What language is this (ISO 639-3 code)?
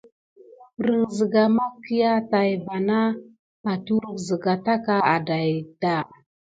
gid